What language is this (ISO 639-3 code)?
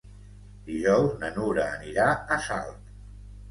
cat